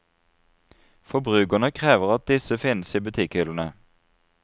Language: Norwegian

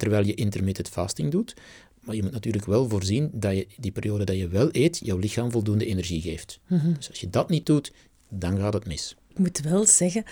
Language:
Dutch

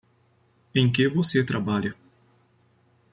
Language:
Portuguese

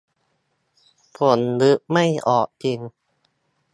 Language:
Thai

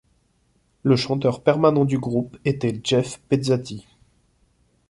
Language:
French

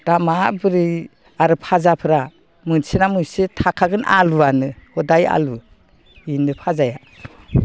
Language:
Bodo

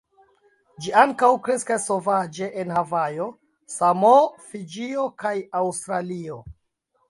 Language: Esperanto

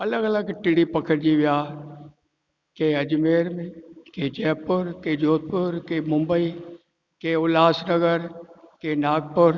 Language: Sindhi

